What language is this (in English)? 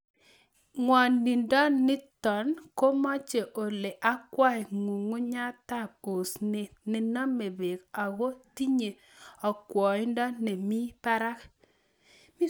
Kalenjin